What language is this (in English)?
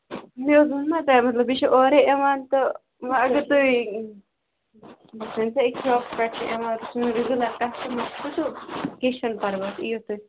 Kashmiri